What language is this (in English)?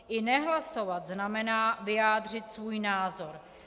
Czech